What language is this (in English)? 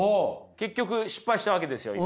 Japanese